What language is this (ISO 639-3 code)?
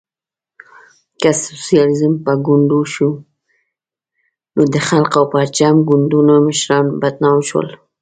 pus